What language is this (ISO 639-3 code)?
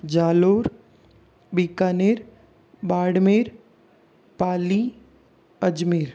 hin